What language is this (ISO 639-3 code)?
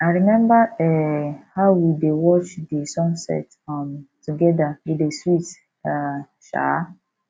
pcm